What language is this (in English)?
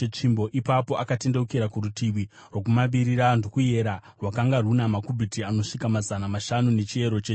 Shona